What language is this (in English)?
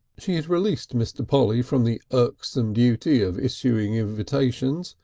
English